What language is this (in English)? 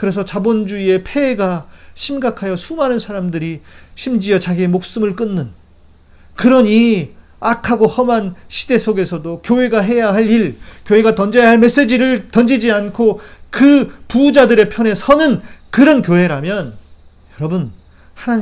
Korean